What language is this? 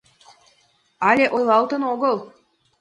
Mari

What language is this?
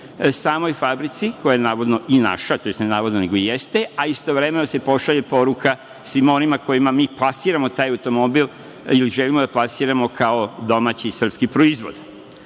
Serbian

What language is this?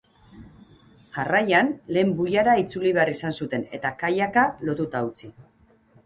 Basque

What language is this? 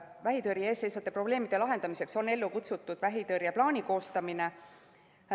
Estonian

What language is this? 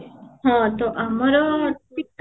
Odia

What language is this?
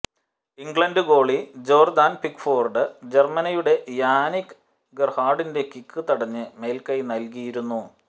Malayalam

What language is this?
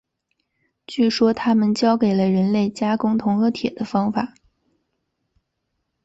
Chinese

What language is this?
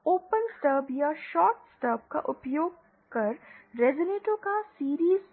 Hindi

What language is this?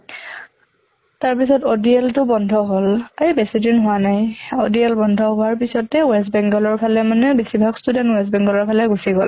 Assamese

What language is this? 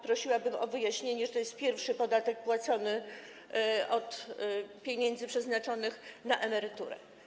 Polish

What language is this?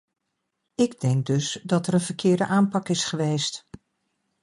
Dutch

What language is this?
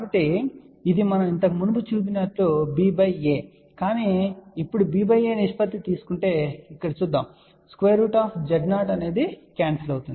Telugu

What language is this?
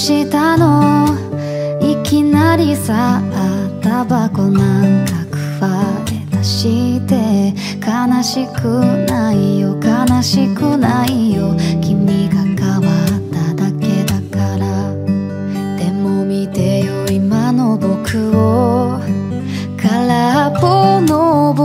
Japanese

